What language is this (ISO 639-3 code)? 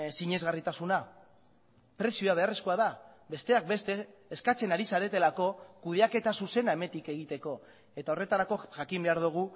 eus